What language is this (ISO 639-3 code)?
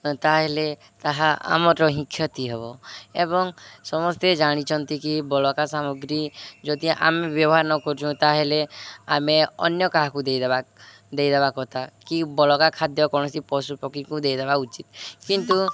ori